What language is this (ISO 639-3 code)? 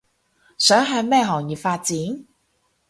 yue